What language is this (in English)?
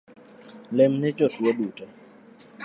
Luo (Kenya and Tanzania)